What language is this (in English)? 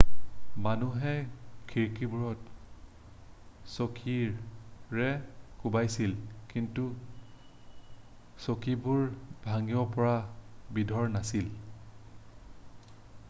Assamese